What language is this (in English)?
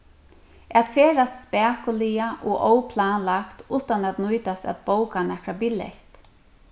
Faroese